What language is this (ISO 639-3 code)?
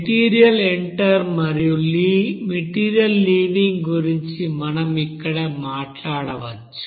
tel